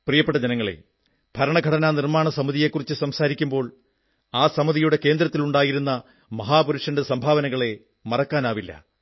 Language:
Malayalam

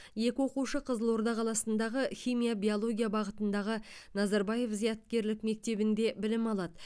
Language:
Kazakh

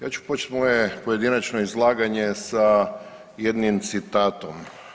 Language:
Croatian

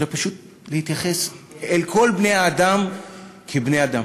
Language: Hebrew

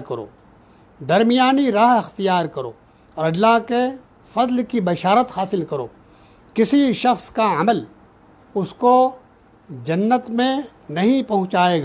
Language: Hindi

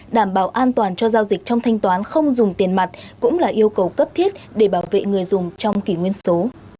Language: Vietnamese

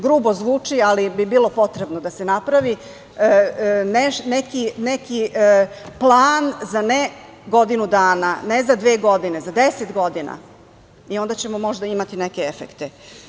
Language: Serbian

